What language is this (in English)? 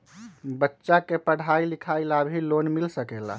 Magahi